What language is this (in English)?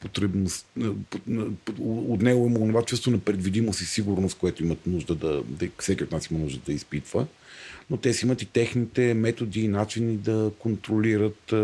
Bulgarian